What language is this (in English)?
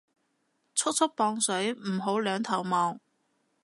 Cantonese